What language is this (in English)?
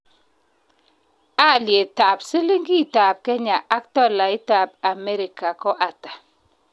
Kalenjin